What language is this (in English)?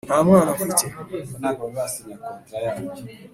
Kinyarwanda